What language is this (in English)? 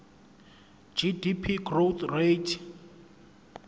Zulu